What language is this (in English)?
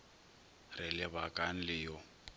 Northern Sotho